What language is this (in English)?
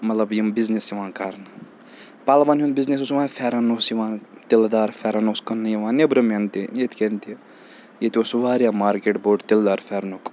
Kashmiri